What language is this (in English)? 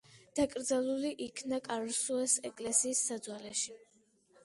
Georgian